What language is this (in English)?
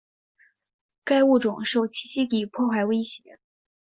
Chinese